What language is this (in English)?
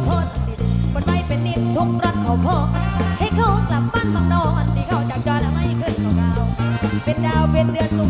Thai